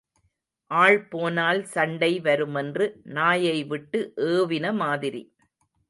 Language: Tamil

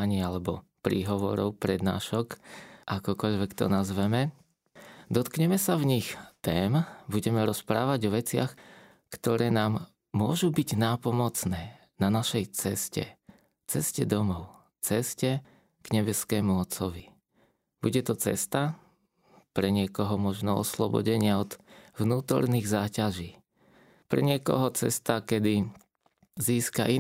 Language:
Slovak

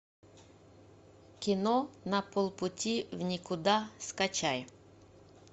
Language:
Russian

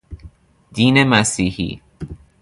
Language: Persian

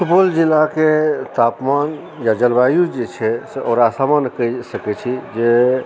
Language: Maithili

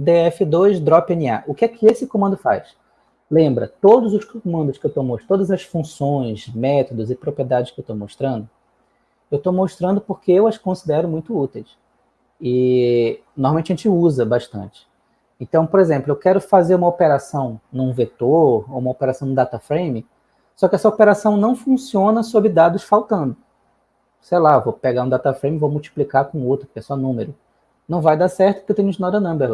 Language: Portuguese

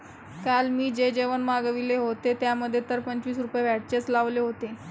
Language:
Marathi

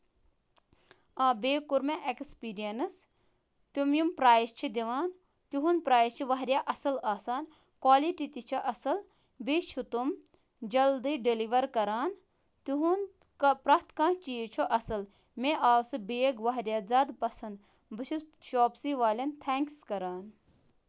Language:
Kashmiri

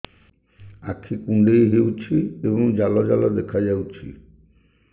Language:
Odia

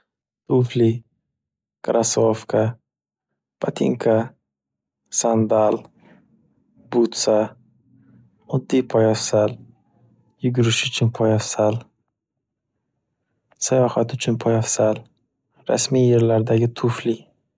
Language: Uzbek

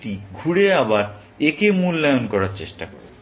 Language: Bangla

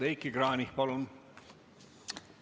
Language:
Estonian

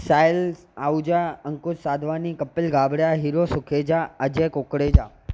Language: Sindhi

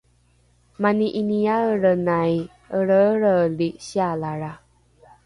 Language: Rukai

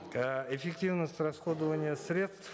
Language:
Kazakh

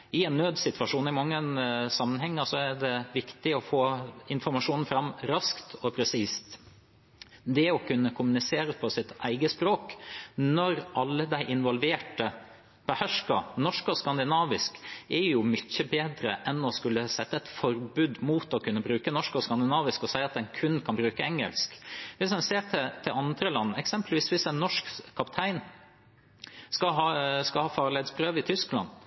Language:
Norwegian Bokmål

